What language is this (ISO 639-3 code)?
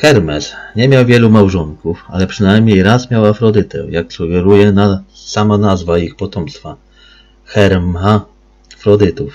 pol